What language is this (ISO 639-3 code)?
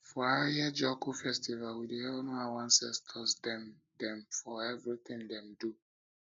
pcm